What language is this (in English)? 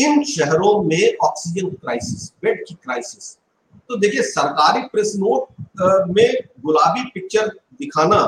Hindi